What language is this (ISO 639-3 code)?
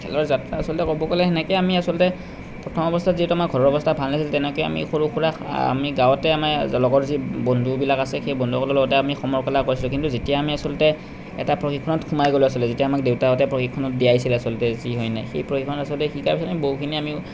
asm